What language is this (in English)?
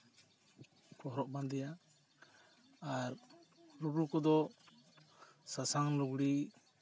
Santali